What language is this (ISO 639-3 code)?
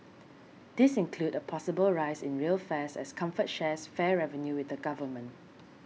eng